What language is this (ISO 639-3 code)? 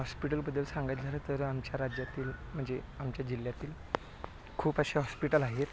mar